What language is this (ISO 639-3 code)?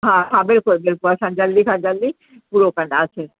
snd